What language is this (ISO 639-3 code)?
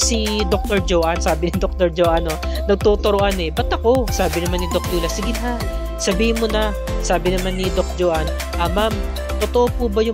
fil